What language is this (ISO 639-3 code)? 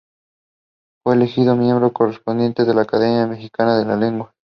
spa